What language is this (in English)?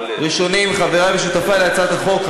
Hebrew